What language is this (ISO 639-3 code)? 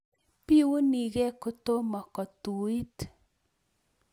kln